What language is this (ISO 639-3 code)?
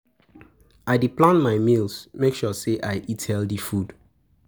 pcm